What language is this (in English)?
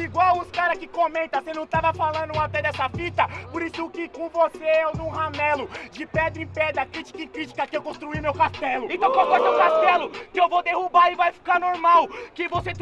Portuguese